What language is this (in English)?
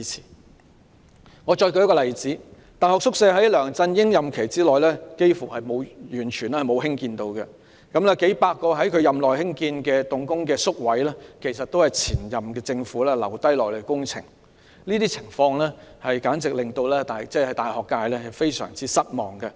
Cantonese